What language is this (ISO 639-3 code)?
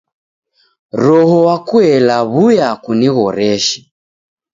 dav